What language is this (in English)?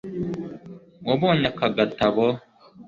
Kinyarwanda